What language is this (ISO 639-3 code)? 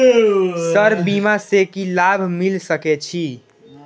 mai